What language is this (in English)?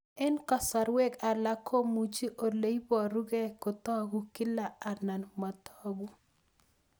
Kalenjin